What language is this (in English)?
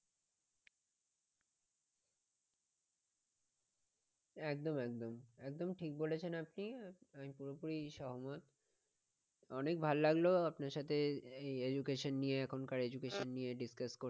Bangla